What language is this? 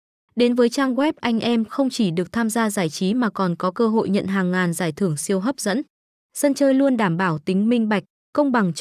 Vietnamese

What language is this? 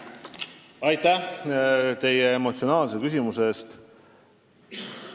Estonian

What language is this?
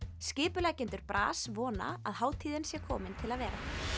Icelandic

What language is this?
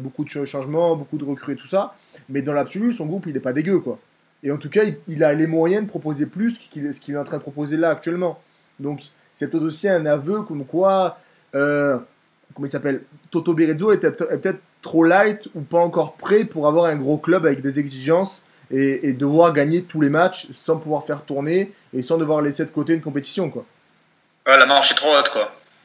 French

